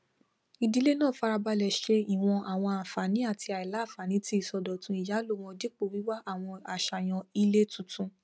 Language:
Yoruba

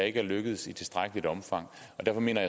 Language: Danish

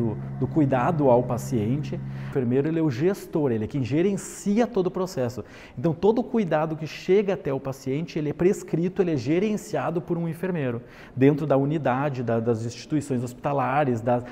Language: Portuguese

